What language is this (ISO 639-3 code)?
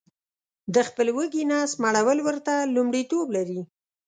pus